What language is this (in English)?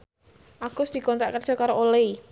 Javanese